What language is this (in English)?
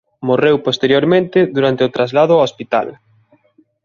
Galician